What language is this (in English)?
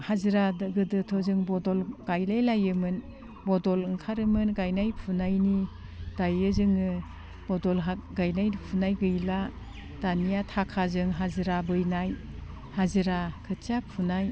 Bodo